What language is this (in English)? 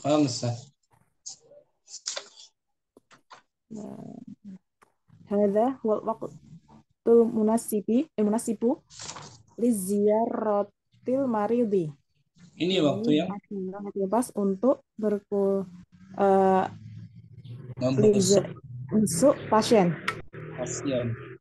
Indonesian